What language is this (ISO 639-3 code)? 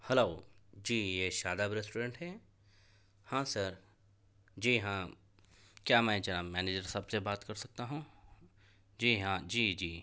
urd